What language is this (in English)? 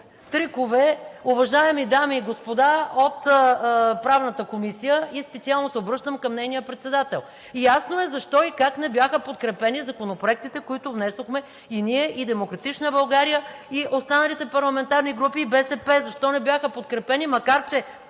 Bulgarian